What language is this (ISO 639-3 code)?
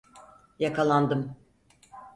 tur